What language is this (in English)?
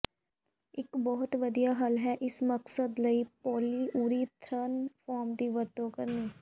Punjabi